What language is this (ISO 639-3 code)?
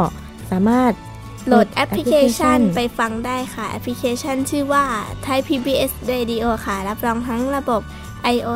tha